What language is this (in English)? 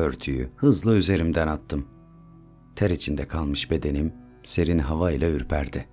Turkish